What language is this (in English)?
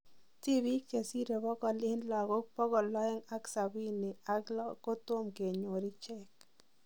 Kalenjin